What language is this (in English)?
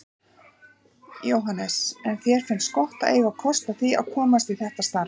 Icelandic